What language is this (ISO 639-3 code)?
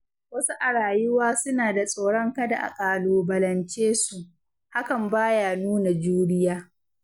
hau